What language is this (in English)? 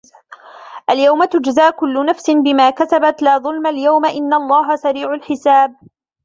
Arabic